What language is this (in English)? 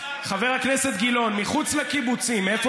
Hebrew